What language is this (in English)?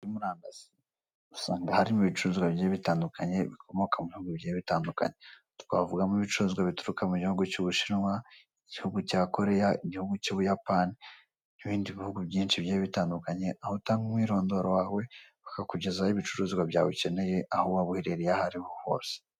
Kinyarwanda